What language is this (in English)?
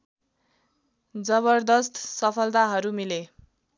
Nepali